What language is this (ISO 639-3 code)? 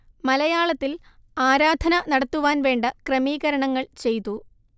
mal